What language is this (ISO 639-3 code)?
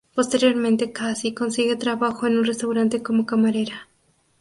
spa